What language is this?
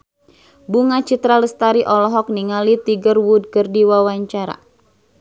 Sundanese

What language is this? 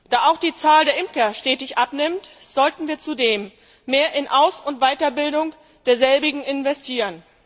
German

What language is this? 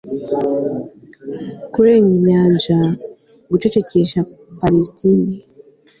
Kinyarwanda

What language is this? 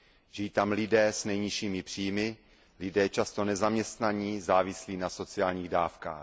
Czech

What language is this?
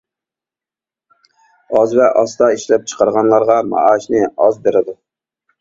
Uyghur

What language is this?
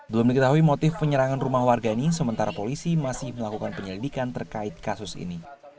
Indonesian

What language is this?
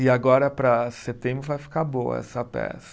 Portuguese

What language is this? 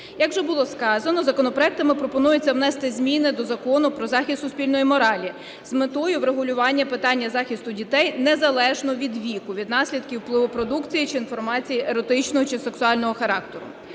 Ukrainian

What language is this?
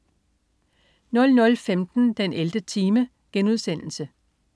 Danish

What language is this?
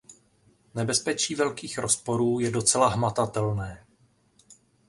Czech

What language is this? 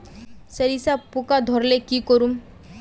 Magahi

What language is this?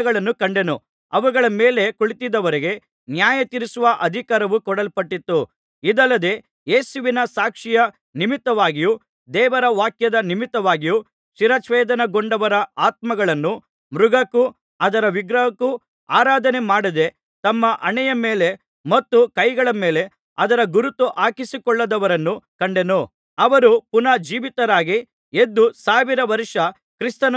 Kannada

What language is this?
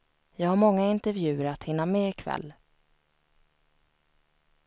Swedish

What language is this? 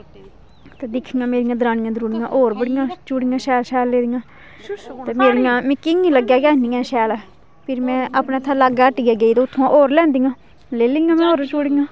Dogri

